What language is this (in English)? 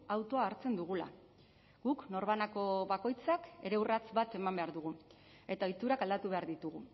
Basque